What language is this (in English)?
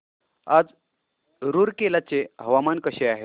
Marathi